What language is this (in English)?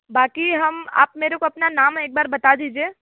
Hindi